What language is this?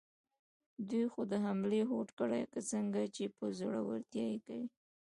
Pashto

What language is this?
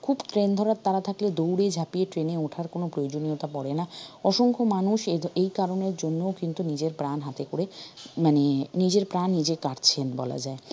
Bangla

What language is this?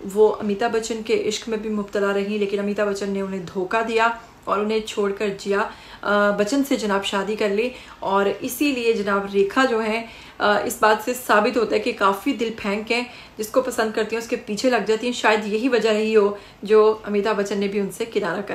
Hindi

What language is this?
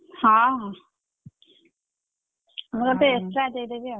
Odia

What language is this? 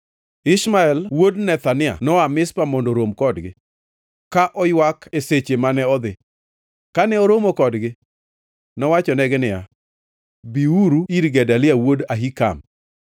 Luo (Kenya and Tanzania)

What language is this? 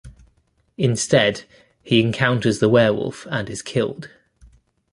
English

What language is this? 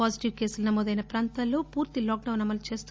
Telugu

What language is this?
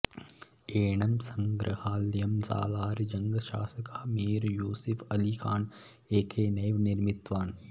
Sanskrit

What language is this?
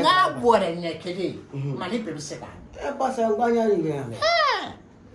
Indonesian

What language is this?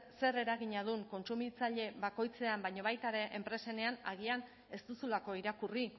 Basque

